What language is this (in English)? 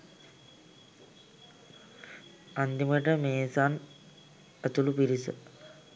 Sinhala